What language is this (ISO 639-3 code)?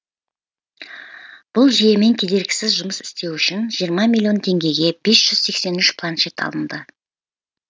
kaz